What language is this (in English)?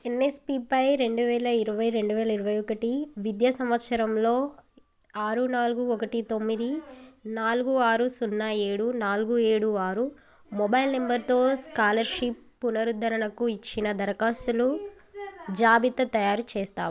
Telugu